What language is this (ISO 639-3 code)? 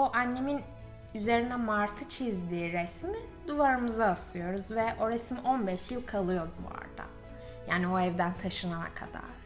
tur